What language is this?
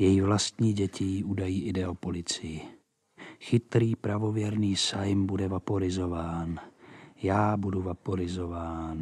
Czech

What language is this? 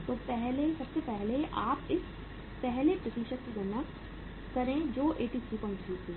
Hindi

